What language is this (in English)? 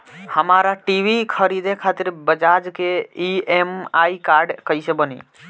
Bhojpuri